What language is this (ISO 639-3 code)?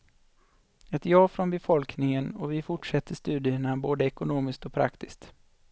swe